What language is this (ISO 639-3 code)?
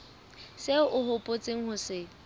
sot